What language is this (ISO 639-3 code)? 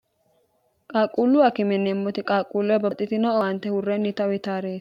sid